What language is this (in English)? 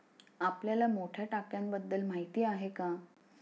Marathi